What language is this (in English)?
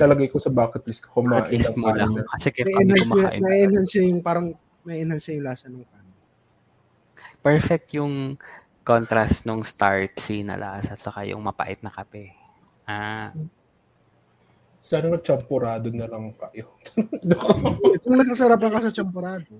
Filipino